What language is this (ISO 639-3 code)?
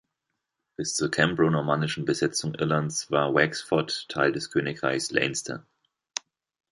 deu